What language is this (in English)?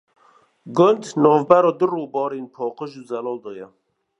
Kurdish